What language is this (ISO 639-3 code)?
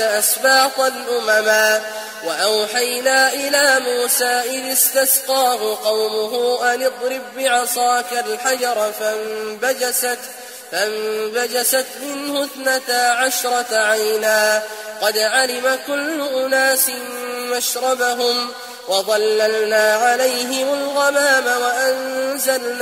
ara